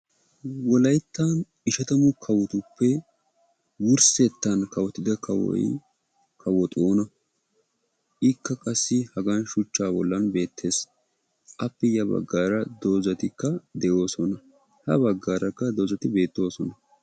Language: Wolaytta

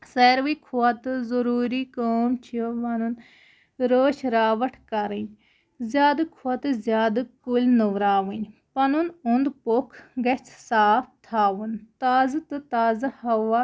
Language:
Kashmiri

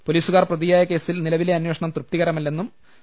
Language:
Malayalam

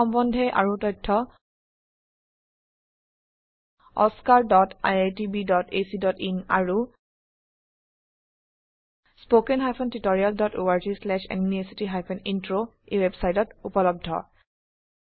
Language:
Assamese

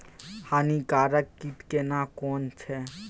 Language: Maithili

